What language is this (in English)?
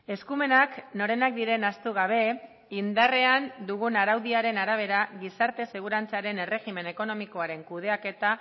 Basque